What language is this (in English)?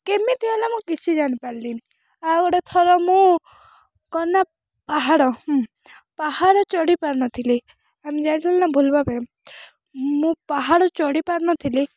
Odia